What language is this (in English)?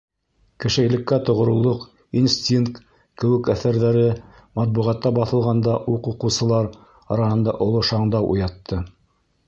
Bashkir